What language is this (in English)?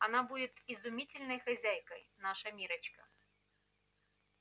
Russian